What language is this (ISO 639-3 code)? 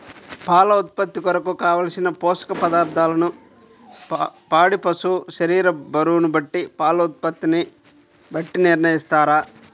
tel